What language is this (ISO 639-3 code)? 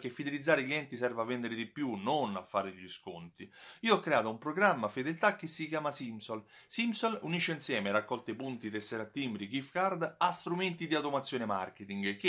ita